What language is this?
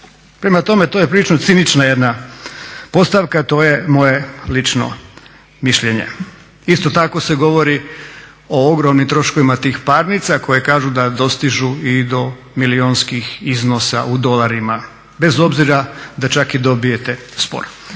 Croatian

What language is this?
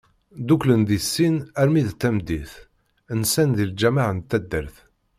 Kabyle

